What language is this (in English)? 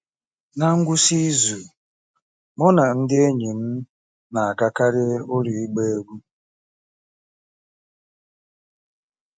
Igbo